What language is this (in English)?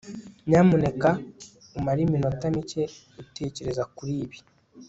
Kinyarwanda